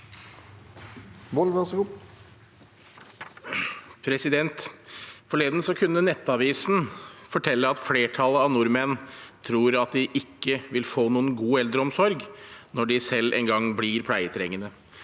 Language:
Norwegian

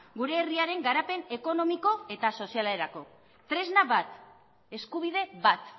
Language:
Basque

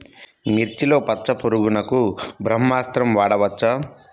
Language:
Telugu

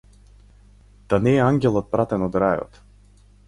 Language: Macedonian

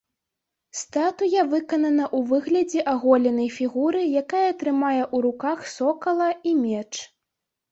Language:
Belarusian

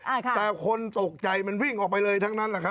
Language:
Thai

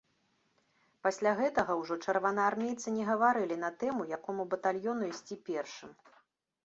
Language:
Belarusian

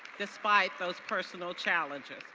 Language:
English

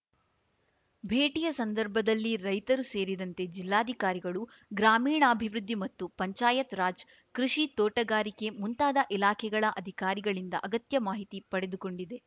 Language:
Kannada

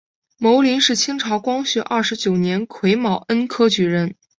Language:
Chinese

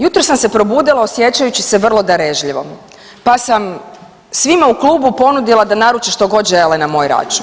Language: Croatian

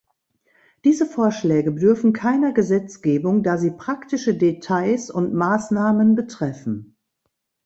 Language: German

